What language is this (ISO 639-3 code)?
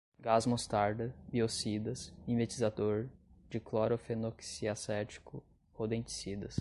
por